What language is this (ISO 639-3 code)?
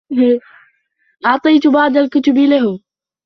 ara